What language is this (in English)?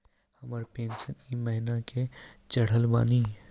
Maithili